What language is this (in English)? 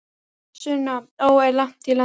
Icelandic